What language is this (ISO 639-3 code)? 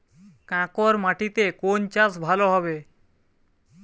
ben